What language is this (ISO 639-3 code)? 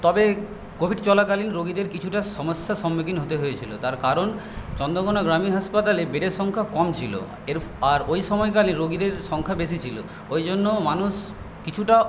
ben